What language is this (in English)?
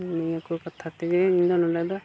Santali